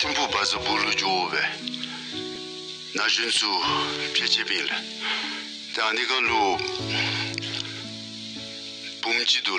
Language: Romanian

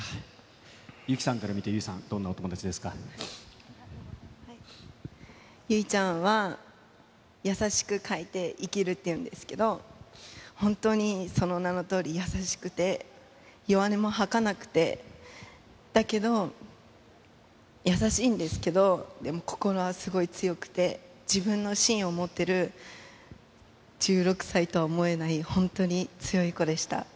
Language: Japanese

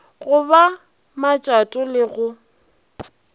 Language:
Northern Sotho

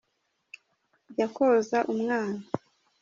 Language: Kinyarwanda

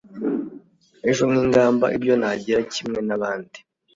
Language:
Kinyarwanda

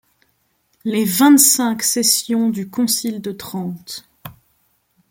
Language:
French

